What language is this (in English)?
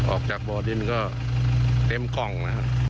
Thai